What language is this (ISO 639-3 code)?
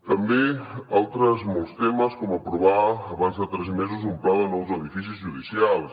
cat